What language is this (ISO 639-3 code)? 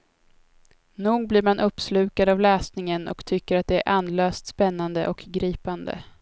swe